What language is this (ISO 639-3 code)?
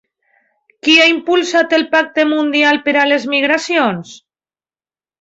cat